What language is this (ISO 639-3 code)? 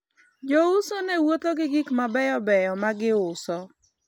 luo